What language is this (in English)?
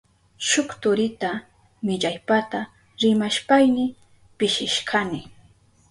Southern Pastaza Quechua